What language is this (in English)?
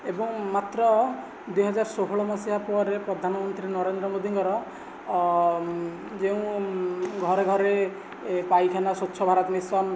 Odia